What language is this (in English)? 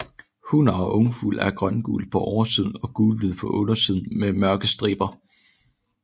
Danish